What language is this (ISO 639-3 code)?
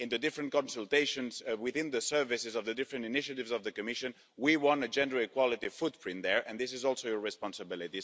eng